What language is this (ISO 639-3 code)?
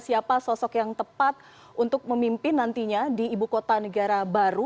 ind